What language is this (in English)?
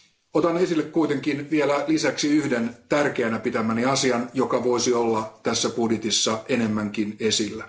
Finnish